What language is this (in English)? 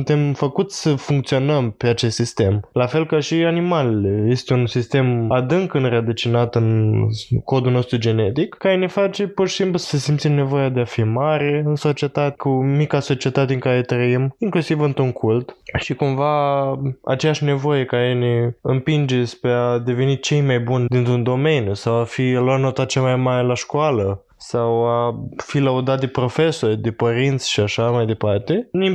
Romanian